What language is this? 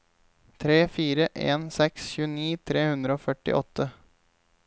Norwegian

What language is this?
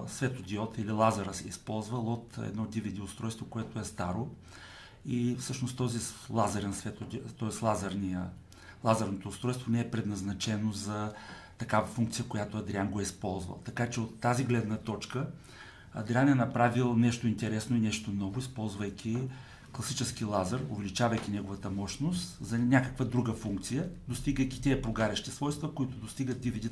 Bulgarian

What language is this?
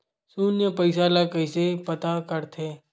Chhattisgarhi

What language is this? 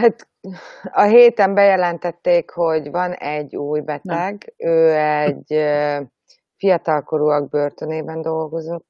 Hungarian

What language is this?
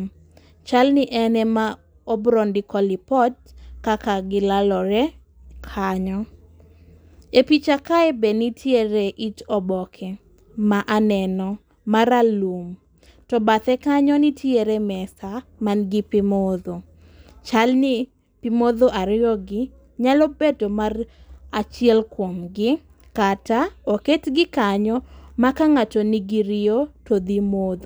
Luo (Kenya and Tanzania)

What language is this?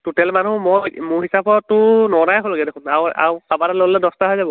Assamese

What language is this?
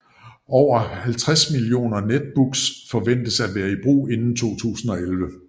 Danish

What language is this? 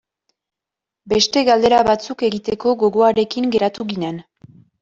Basque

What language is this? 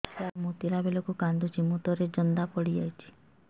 Odia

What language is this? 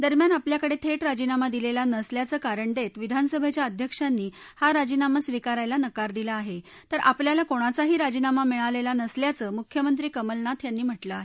Marathi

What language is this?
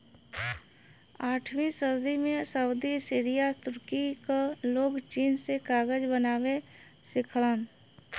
Bhojpuri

